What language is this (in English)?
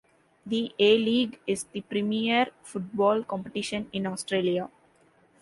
English